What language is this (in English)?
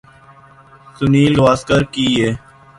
Urdu